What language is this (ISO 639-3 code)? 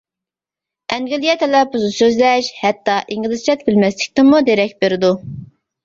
uig